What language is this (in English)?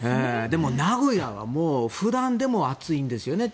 Japanese